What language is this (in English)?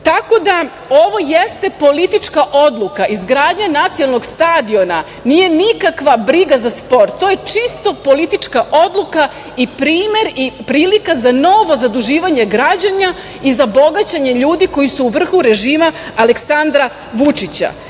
Serbian